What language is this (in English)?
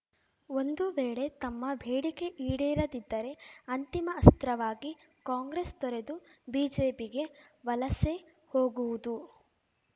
Kannada